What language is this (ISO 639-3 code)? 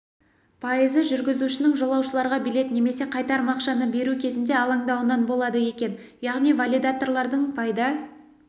kaz